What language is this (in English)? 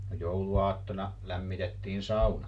Finnish